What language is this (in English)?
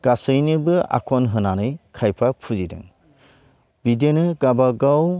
Bodo